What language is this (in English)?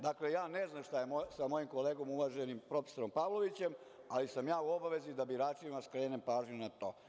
Serbian